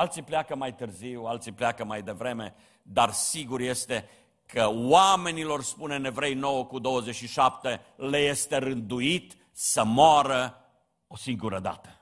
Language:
Romanian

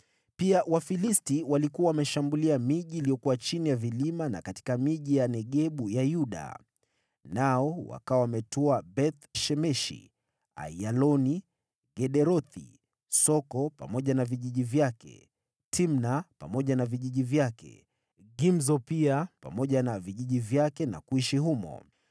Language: Swahili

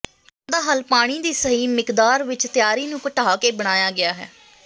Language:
Punjabi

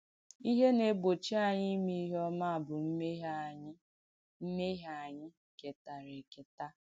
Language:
Igbo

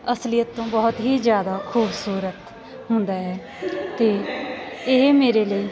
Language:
Punjabi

